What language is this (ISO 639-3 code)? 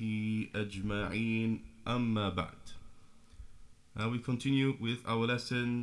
eng